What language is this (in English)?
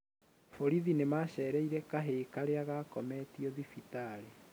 Kikuyu